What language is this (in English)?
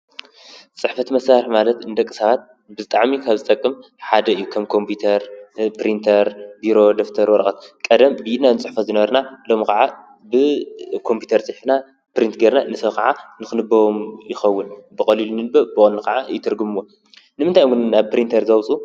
Tigrinya